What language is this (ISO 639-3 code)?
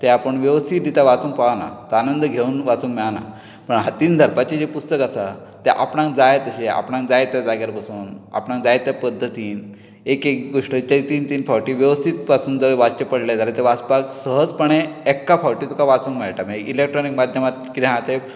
kok